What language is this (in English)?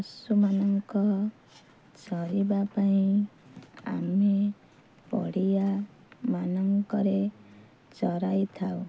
Odia